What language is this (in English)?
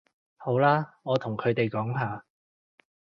Cantonese